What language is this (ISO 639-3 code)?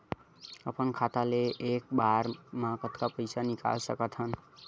hne